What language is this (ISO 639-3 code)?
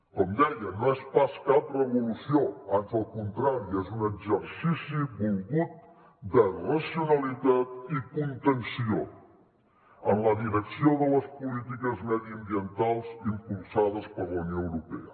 cat